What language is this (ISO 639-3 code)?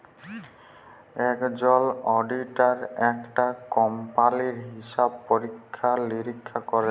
ben